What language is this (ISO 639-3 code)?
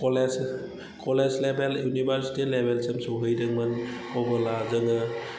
brx